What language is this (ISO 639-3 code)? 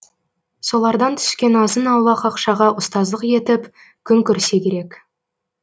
kaz